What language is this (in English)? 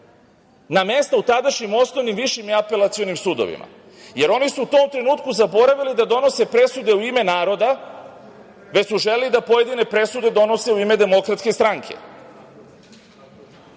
Serbian